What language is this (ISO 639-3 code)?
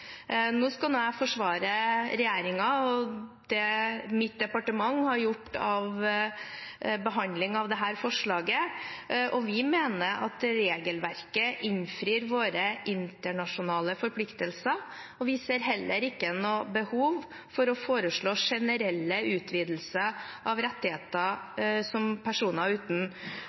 nob